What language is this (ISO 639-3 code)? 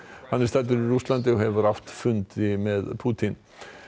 isl